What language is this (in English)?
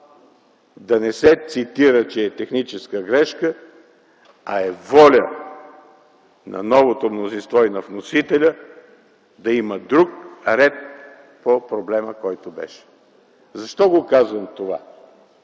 Bulgarian